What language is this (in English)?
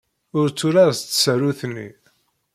Kabyle